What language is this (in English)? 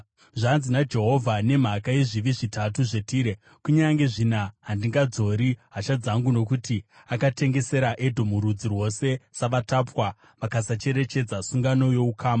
Shona